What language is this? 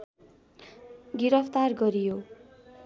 Nepali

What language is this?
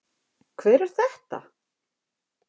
Icelandic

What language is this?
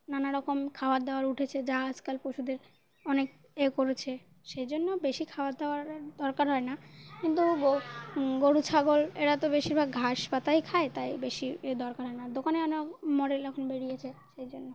Bangla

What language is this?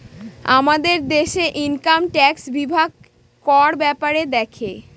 Bangla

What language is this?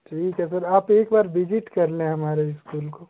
Hindi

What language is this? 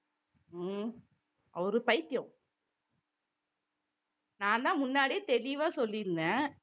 Tamil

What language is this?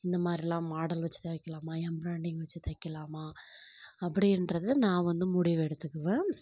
Tamil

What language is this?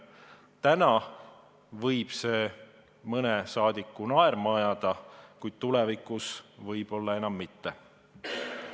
Estonian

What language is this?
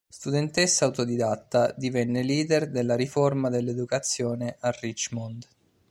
Italian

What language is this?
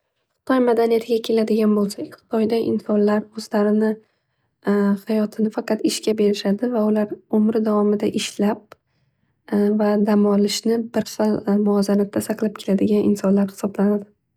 Uzbek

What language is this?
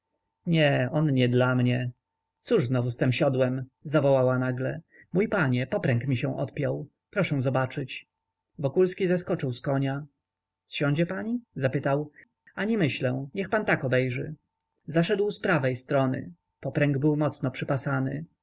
Polish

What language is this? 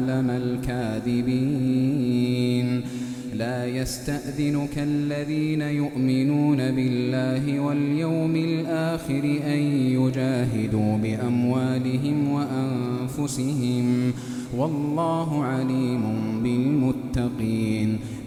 Arabic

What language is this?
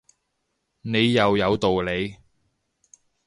Cantonese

